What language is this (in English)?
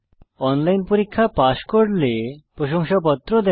Bangla